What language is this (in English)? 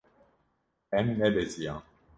Kurdish